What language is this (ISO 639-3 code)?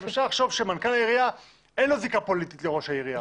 heb